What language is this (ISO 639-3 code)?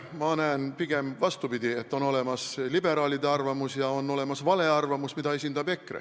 est